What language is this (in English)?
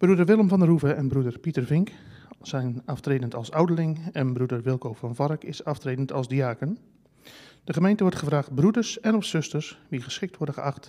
Dutch